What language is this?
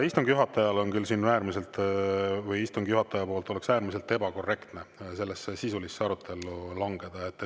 Estonian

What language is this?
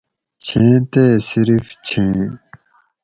Gawri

